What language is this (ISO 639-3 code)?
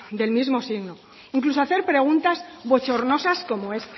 spa